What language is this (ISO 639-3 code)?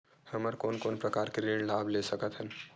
hne